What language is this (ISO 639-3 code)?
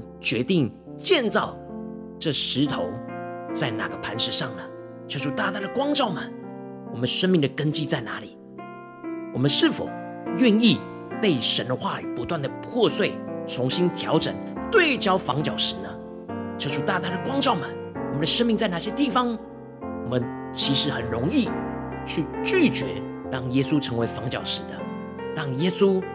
zho